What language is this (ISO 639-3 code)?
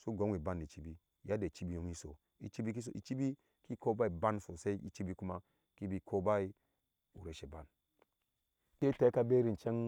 ahs